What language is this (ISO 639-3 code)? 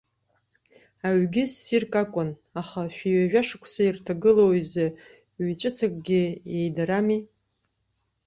abk